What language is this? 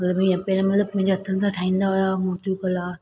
Sindhi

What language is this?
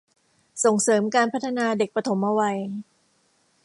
Thai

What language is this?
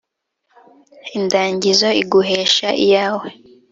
Kinyarwanda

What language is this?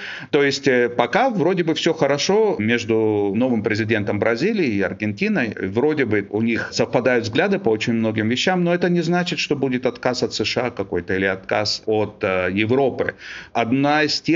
Russian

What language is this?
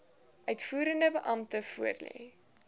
Afrikaans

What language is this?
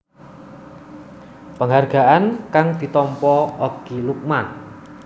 Javanese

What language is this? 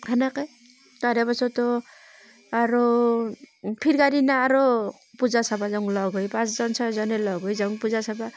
Assamese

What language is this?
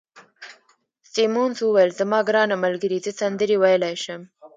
Pashto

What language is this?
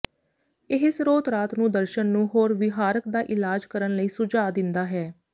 Punjabi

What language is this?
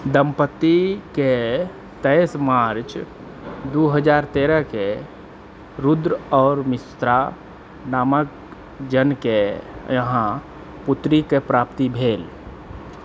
Maithili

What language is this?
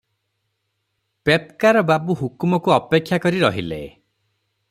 Odia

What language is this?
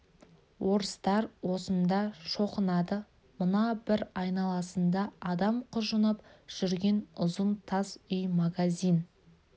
Kazakh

